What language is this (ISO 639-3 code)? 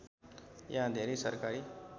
nep